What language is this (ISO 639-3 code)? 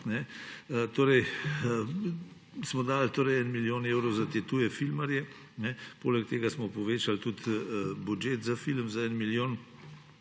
slv